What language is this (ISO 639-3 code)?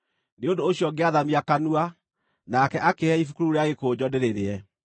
kik